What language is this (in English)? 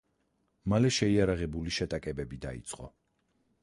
Georgian